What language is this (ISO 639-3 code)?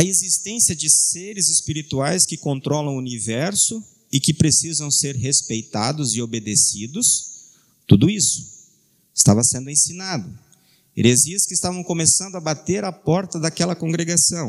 por